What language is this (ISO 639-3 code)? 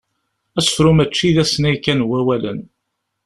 kab